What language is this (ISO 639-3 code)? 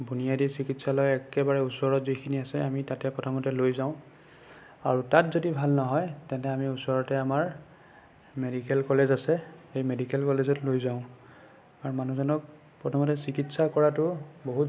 asm